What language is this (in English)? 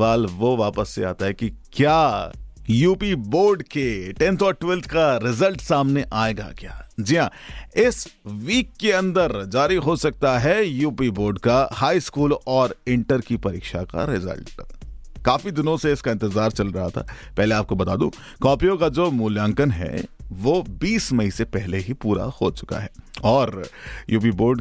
Hindi